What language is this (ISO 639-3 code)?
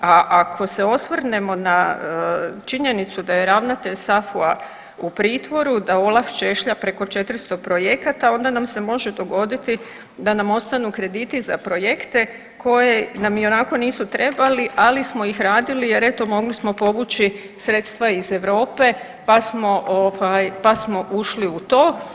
hrv